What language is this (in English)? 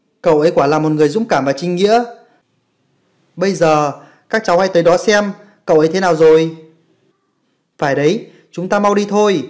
Vietnamese